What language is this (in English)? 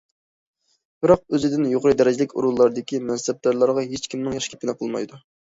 Uyghur